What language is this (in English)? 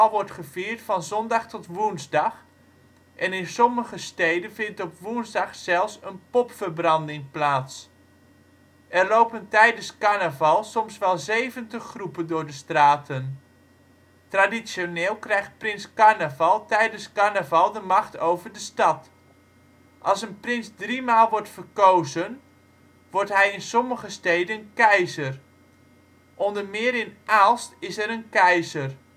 Dutch